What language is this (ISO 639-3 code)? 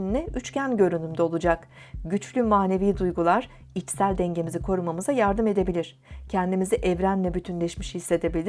tur